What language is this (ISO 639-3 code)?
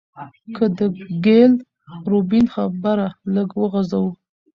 pus